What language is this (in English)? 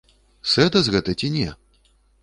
Belarusian